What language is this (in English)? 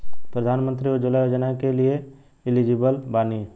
Bhojpuri